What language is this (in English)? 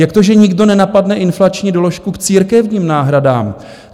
Czech